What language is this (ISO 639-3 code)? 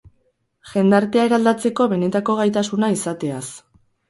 eus